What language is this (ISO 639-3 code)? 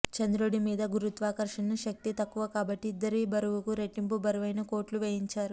tel